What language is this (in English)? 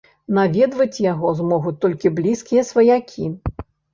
Belarusian